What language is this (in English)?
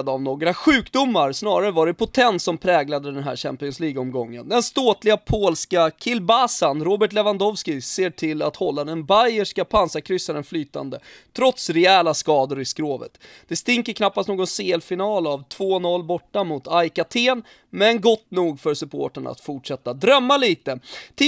Swedish